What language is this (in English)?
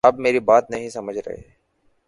Urdu